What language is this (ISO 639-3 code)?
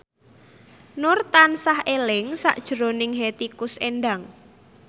jav